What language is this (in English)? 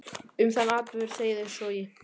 Icelandic